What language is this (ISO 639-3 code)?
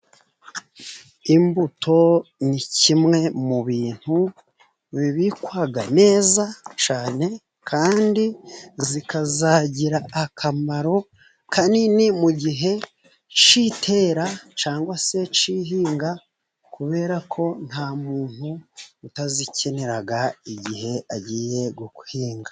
kin